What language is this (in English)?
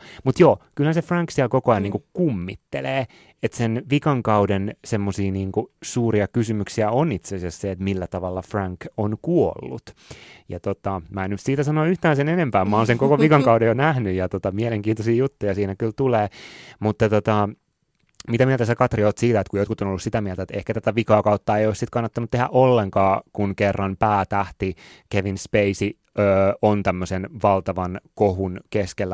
Finnish